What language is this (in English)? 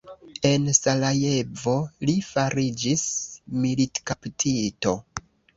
Esperanto